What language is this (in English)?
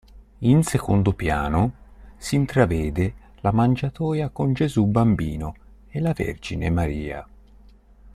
Italian